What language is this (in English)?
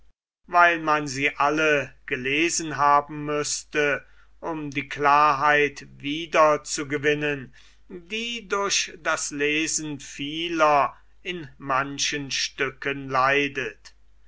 German